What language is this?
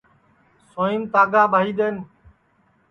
Sansi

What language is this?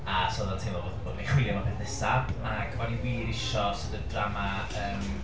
Welsh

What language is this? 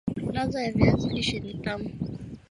Swahili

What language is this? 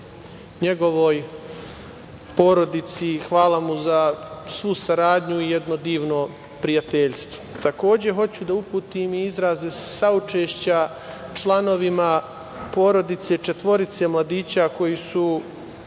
Serbian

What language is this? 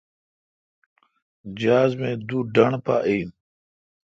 Kalkoti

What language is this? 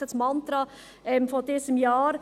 Swiss German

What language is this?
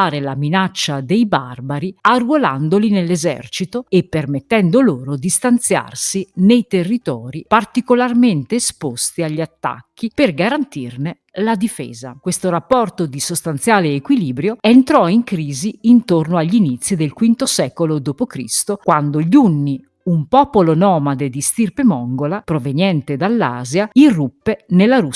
Italian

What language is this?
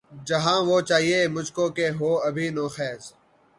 Urdu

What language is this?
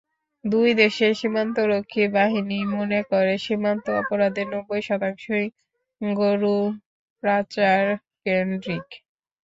Bangla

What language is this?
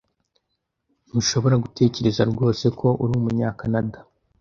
Kinyarwanda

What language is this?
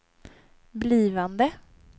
Swedish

